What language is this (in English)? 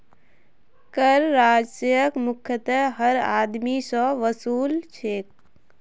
Magahi